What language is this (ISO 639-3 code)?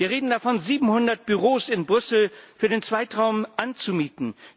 deu